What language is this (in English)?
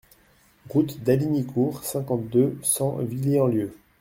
French